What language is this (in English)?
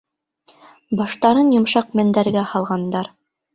Bashkir